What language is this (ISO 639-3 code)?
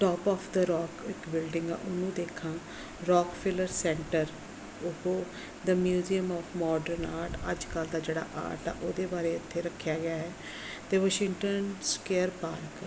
pan